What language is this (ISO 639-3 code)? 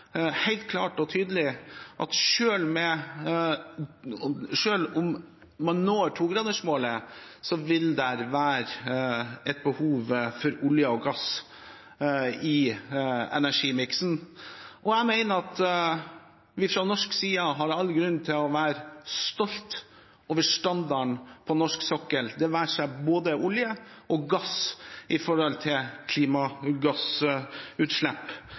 nob